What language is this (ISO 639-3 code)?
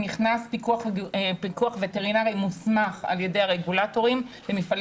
heb